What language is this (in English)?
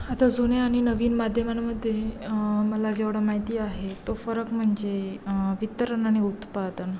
Marathi